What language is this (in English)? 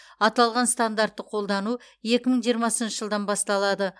Kazakh